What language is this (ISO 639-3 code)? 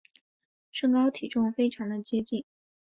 zho